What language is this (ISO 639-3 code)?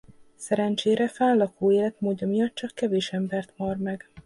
hun